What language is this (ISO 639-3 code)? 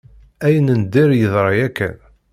kab